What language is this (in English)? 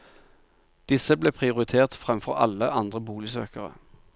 Norwegian